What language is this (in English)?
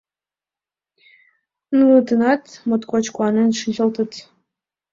Mari